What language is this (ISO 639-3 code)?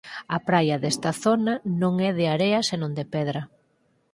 glg